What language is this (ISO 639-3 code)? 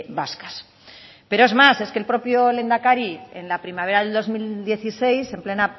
spa